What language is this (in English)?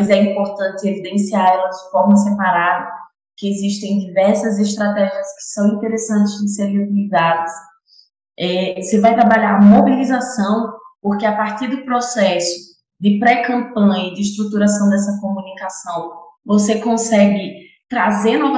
Portuguese